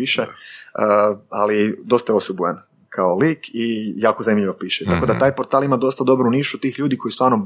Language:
Croatian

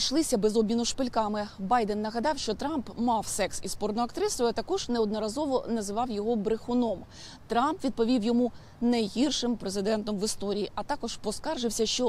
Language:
Ukrainian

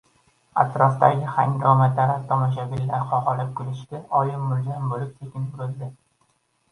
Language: Uzbek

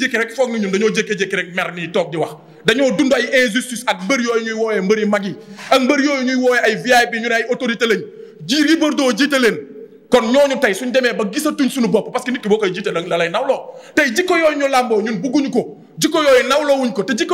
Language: French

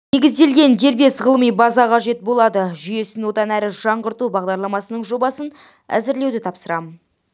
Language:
Kazakh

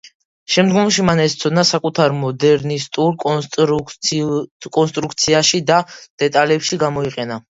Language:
Georgian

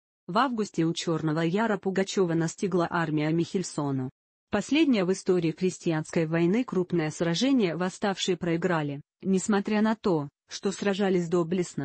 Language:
Russian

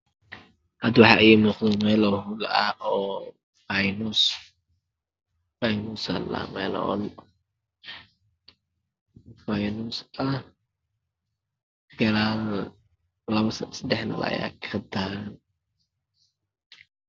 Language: Somali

